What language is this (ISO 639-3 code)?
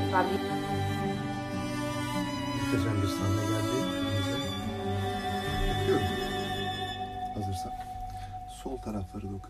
tur